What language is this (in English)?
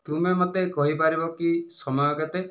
Odia